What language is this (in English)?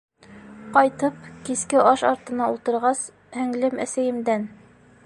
Bashkir